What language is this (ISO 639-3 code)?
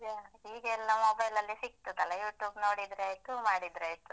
kan